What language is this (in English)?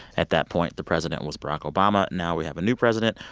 English